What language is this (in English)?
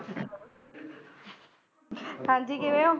Punjabi